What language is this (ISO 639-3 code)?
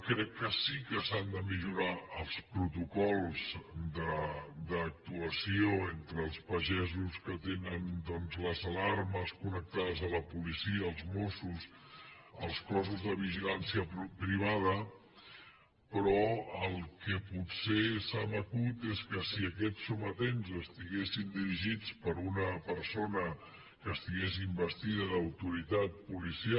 cat